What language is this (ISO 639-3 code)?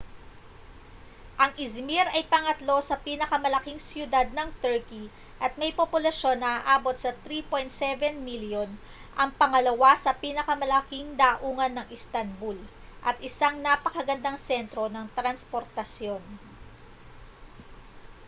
fil